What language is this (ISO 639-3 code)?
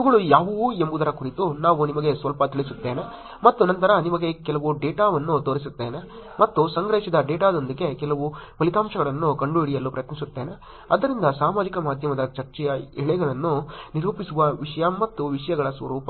kan